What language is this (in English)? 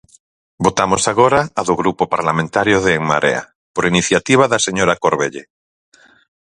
Galician